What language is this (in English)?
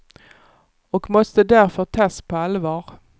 Swedish